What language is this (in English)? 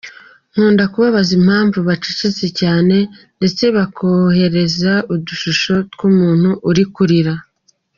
Kinyarwanda